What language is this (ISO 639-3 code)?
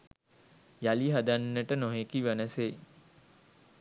sin